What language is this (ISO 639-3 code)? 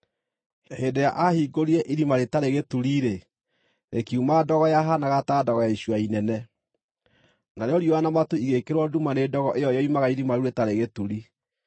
kik